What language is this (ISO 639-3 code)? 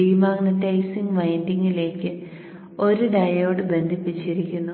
mal